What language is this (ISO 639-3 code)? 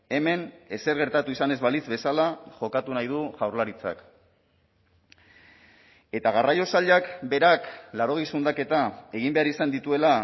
eus